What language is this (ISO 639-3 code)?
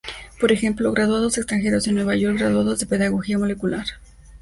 spa